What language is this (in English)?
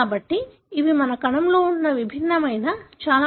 Telugu